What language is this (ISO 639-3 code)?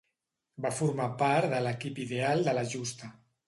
cat